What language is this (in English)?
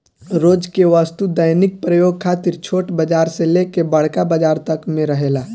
Bhojpuri